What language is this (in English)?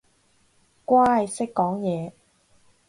Cantonese